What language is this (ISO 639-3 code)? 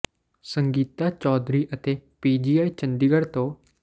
pan